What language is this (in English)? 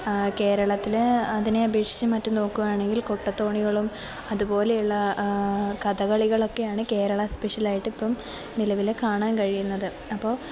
Malayalam